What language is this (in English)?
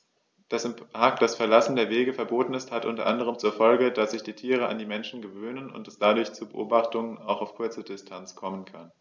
German